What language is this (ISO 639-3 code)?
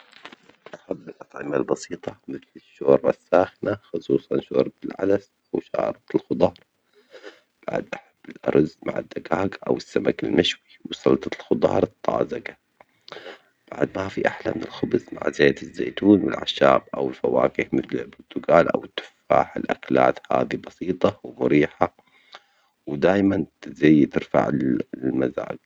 acx